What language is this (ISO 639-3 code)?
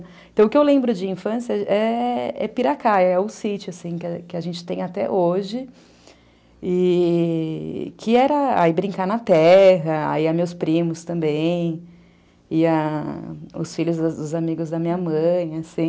por